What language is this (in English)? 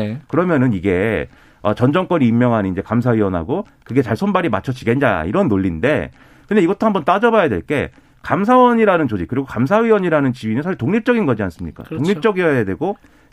Korean